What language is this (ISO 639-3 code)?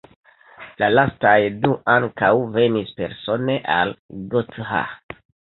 epo